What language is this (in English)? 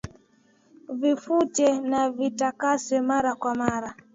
Swahili